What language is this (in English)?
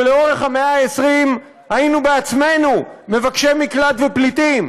Hebrew